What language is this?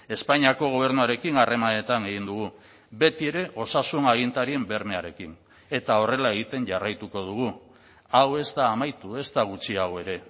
Basque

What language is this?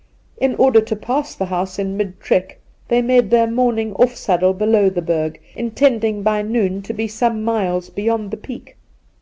English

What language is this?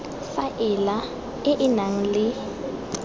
Tswana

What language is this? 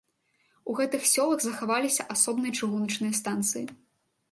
Belarusian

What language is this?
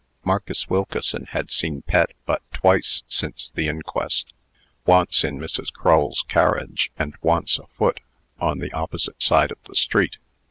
English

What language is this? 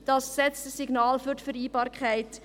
Swiss German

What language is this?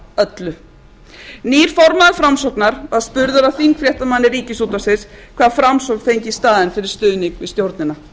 Icelandic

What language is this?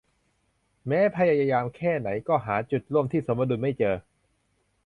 Thai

